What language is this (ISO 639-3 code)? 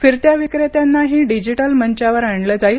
mar